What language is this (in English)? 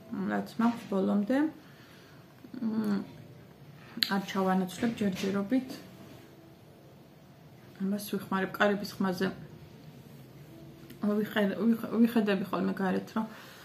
Romanian